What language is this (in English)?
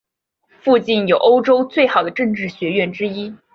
Chinese